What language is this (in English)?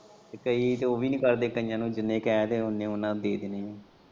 Punjabi